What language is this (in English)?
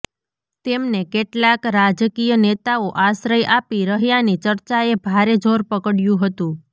Gujarati